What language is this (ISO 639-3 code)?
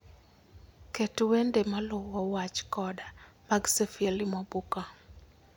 luo